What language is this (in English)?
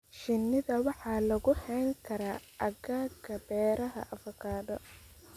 Somali